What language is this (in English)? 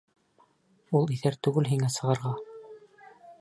Bashkir